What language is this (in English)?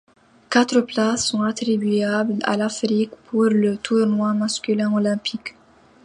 French